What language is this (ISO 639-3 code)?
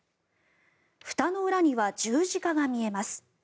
jpn